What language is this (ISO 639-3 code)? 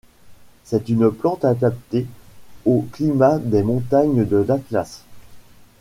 fra